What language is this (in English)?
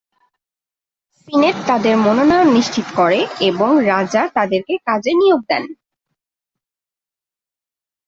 Bangla